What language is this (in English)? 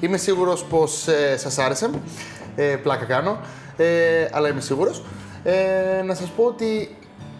Greek